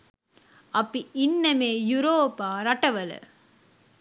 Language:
Sinhala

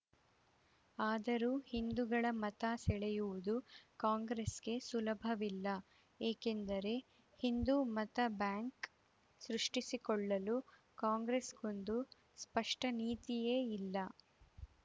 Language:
Kannada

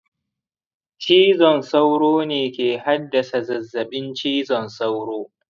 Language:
Hausa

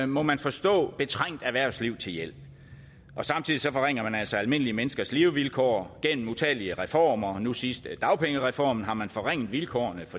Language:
Danish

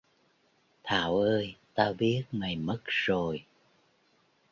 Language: Vietnamese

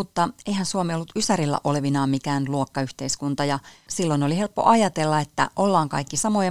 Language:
Finnish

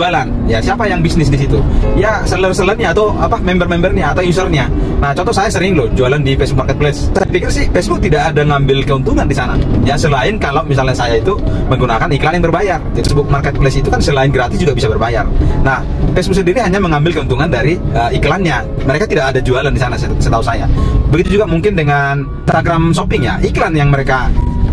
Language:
Indonesian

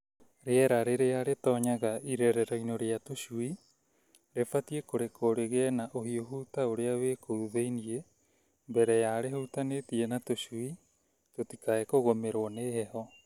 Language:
Kikuyu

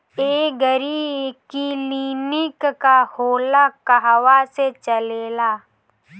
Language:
Bhojpuri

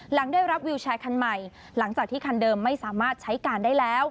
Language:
Thai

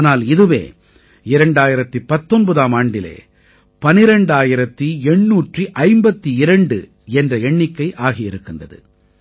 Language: Tamil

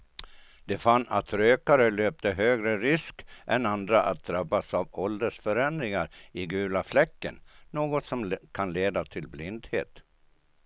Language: Swedish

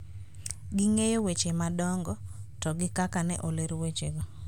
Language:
Luo (Kenya and Tanzania)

